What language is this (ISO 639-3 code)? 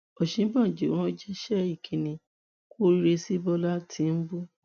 yor